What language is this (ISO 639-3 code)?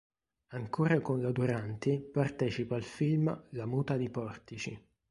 ita